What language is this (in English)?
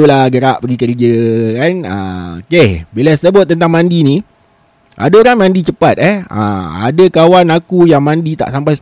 Malay